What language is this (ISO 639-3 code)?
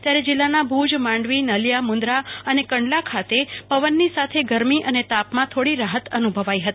guj